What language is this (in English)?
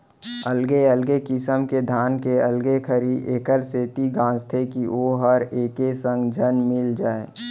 Chhattisgarhi